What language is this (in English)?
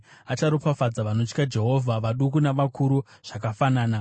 Shona